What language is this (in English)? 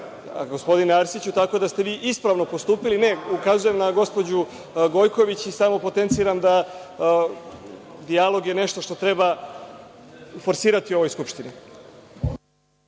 Serbian